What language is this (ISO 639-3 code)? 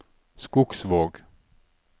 nor